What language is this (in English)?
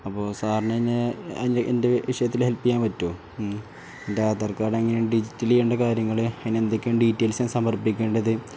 Malayalam